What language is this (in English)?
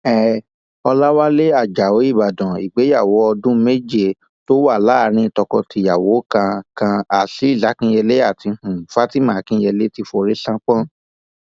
Yoruba